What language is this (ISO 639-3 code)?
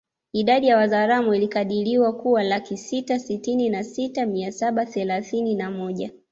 swa